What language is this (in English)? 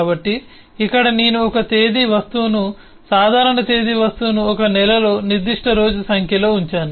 Telugu